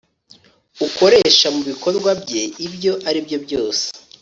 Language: Kinyarwanda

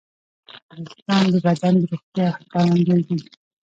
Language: Pashto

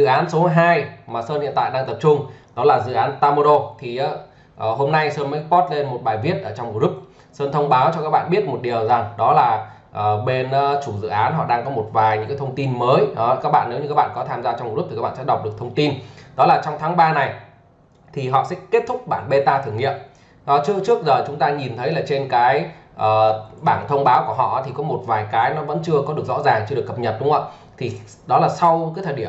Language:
Vietnamese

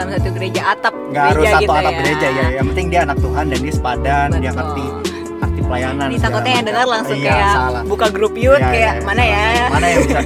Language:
Indonesian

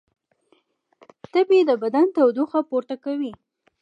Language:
Pashto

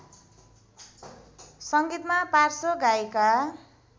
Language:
Nepali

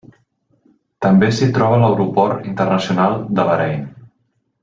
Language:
Catalan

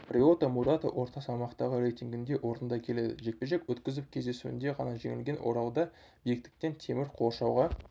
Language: Kazakh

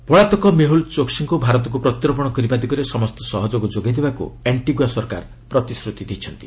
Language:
Odia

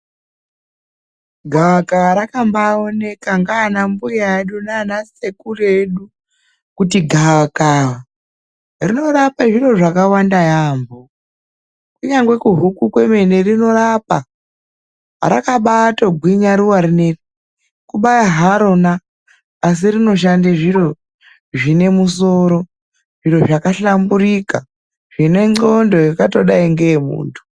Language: Ndau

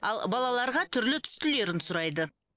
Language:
Kazakh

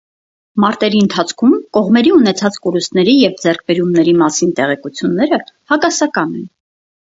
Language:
Armenian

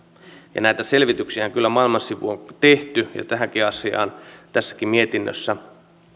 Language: Finnish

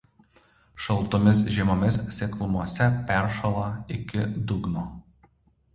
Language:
Lithuanian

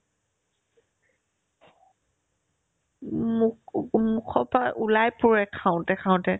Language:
Assamese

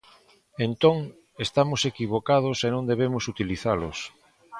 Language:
Galician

